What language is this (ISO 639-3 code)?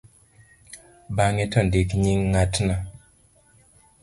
luo